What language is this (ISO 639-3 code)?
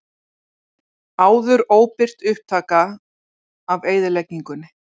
isl